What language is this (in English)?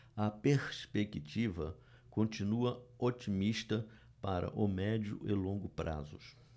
Portuguese